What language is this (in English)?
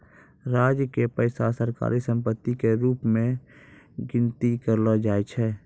Maithili